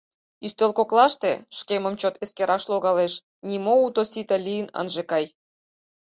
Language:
Mari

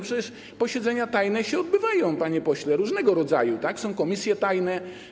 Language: Polish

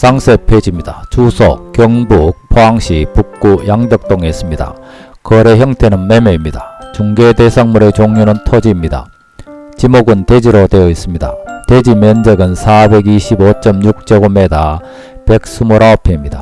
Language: Korean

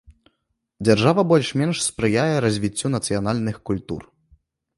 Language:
Belarusian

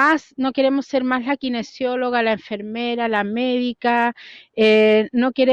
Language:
Spanish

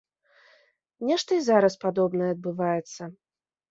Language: Belarusian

